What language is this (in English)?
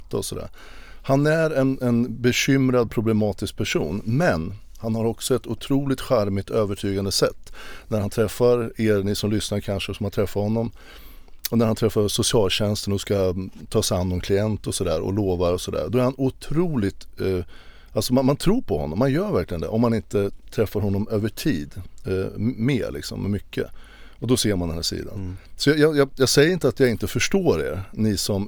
Swedish